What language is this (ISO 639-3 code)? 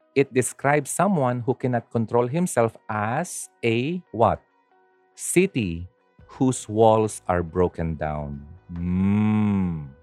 fil